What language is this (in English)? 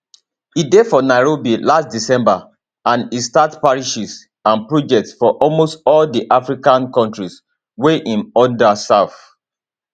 Nigerian Pidgin